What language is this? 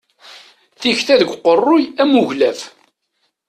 Kabyle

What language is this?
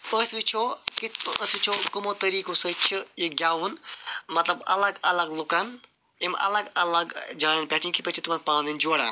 Kashmiri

